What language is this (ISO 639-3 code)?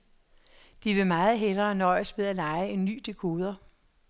dan